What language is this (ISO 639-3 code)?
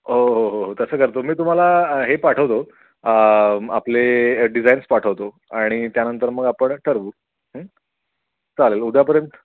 mar